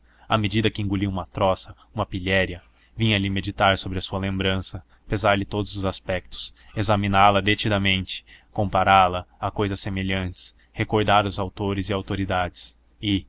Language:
Portuguese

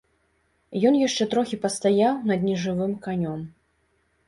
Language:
Belarusian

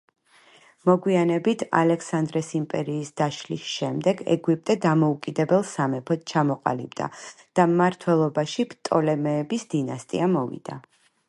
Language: Georgian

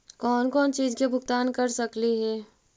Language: Magahi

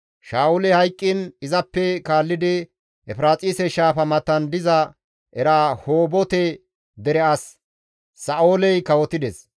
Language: Gamo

